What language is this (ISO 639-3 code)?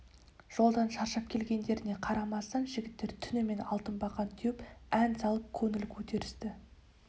kaz